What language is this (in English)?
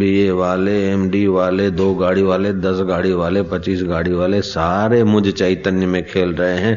Hindi